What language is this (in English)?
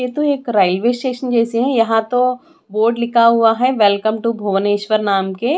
Hindi